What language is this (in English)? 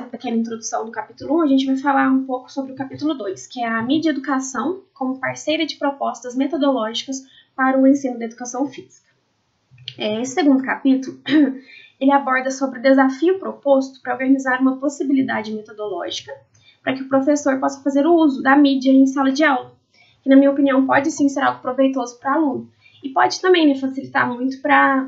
Portuguese